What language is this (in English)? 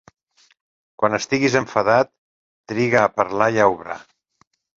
Catalan